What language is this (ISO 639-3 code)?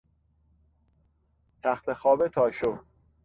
fas